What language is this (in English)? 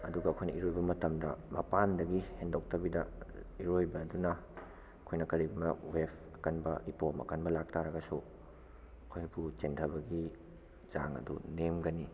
Manipuri